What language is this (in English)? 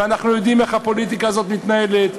Hebrew